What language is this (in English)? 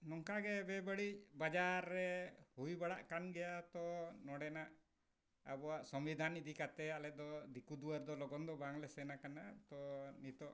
Santali